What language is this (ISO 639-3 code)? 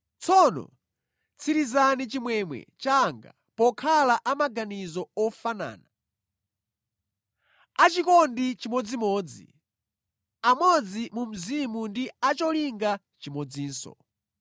nya